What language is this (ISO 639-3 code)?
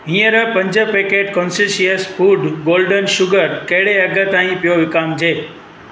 snd